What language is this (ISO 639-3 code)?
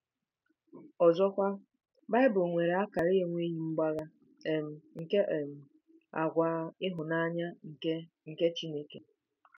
ibo